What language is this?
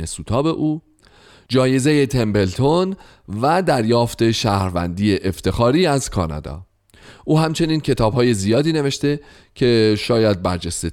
Persian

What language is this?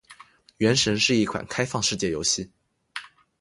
Chinese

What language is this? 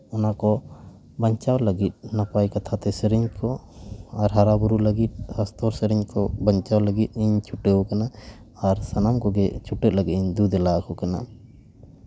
Santali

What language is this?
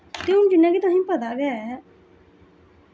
Dogri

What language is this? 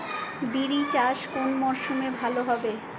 Bangla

